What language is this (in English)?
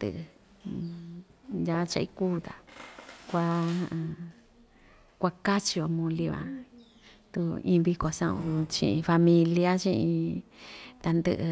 Ixtayutla Mixtec